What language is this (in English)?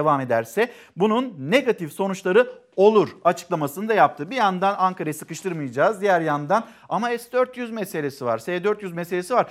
Turkish